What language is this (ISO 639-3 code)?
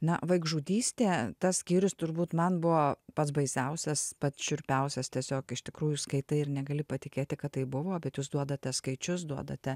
lit